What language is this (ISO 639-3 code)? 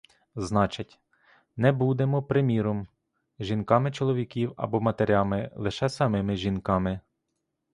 ukr